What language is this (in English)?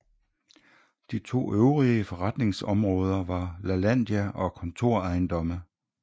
Danish